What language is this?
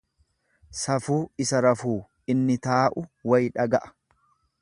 Oromo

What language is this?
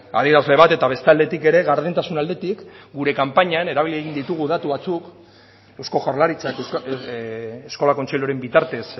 Basque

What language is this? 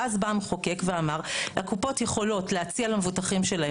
Hebrew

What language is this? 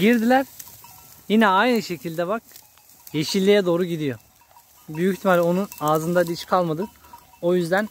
Turkish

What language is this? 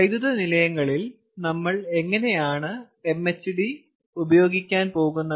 Malayalam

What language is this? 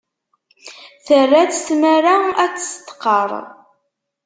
Kabyle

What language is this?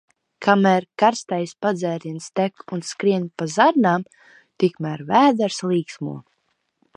Latvian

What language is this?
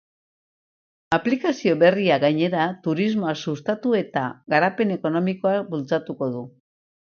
Basque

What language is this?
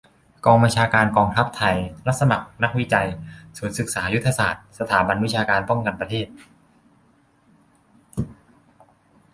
Thai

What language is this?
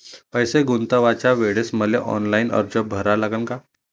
Marathi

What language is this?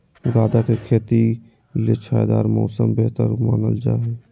Magahi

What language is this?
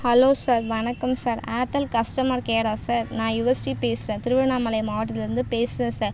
Tamil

